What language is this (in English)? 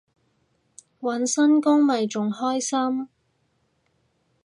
Cantonese